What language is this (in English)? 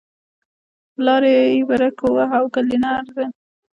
Pashto